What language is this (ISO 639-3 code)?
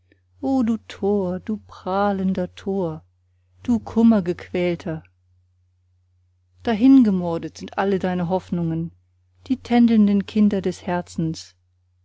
deu